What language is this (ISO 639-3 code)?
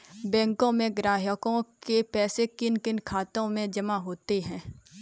hin